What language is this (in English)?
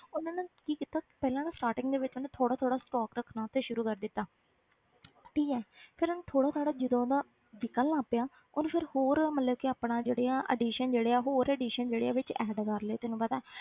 Punjabi